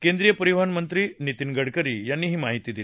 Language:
Marathi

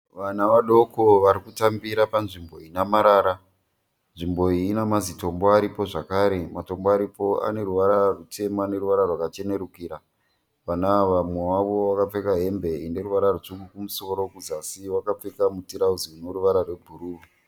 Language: Shona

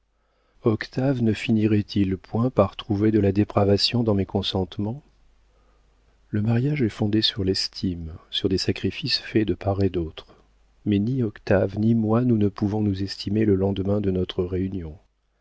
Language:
French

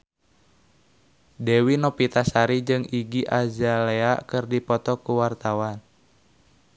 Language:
Sundanese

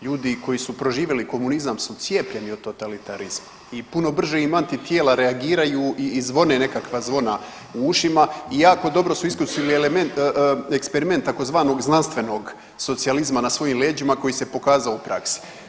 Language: Croatian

